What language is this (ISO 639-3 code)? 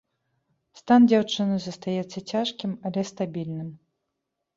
bel